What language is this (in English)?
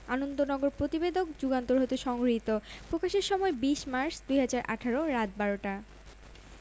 Bangla